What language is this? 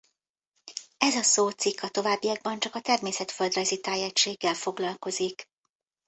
Hungarian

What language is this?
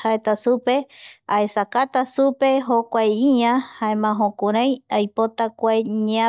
Eastern Bolivian Guaraní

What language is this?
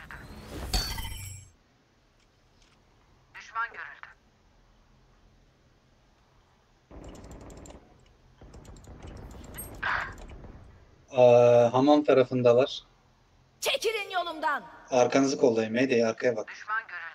Turkish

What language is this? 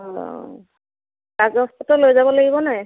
Assamese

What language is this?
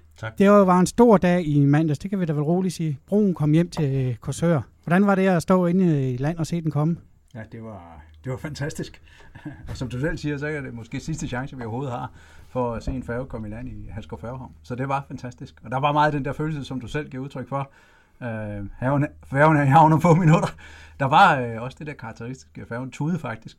Danish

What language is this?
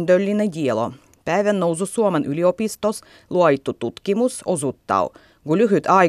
Finnish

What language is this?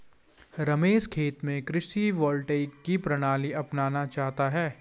Hindi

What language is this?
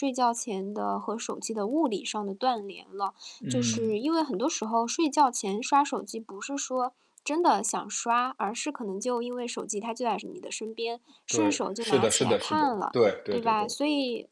Chinese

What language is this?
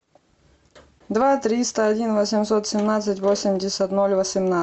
Russian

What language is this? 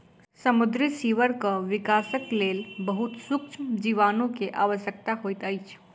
Maithili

